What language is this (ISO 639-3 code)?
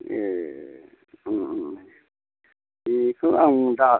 brx